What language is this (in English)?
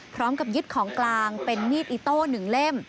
Thai